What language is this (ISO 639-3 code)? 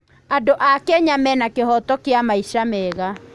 kik